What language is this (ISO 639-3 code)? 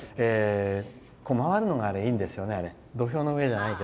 jpn